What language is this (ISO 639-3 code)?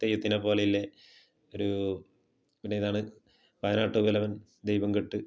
mal